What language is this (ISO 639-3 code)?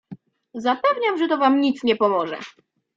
pol